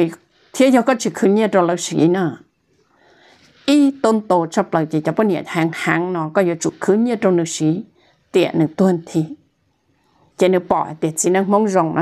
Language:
Thai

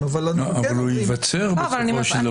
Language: Hebrew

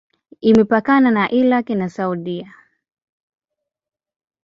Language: Swahili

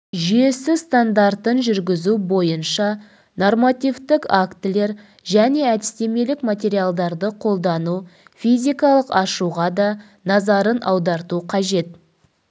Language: Kazakh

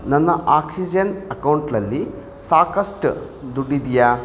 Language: Kannada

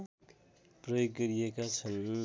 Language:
Nepali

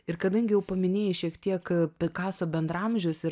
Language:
Lithuanian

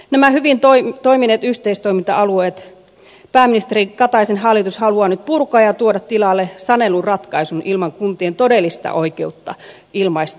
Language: Finnish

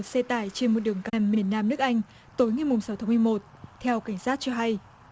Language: Vietnamese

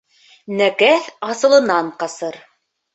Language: Bashkir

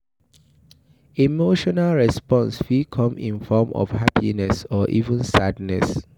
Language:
Nigerian Pidgin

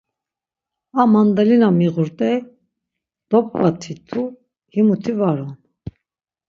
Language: Laz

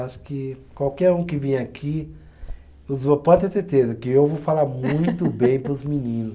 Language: Portuguese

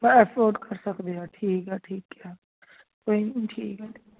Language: Punjabi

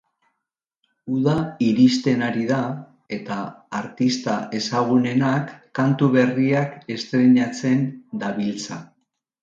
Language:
Basque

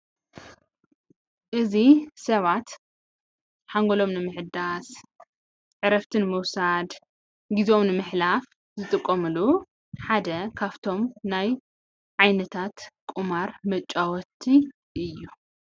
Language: Tigrinya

